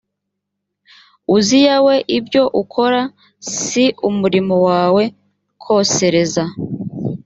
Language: Kinyarwanda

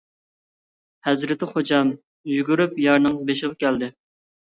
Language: Uyghur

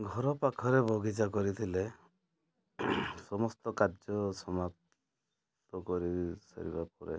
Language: Odia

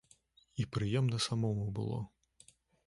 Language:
Belarusian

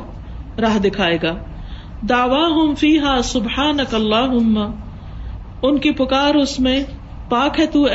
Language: Urdu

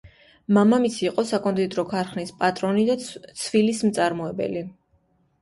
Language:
Georgian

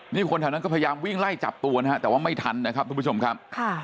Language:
Thai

